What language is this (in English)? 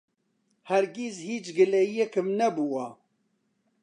Central Kurdish